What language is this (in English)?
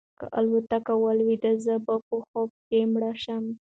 Pashto